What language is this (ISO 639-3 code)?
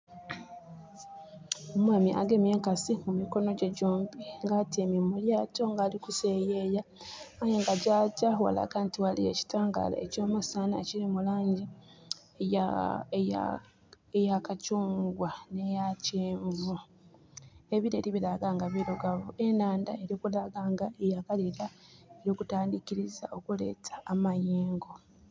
xog